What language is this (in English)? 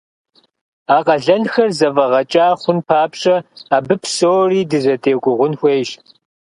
Kabardian